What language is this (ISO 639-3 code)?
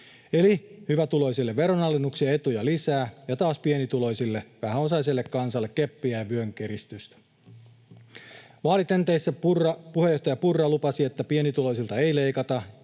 fin